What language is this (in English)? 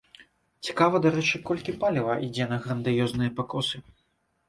Belarusian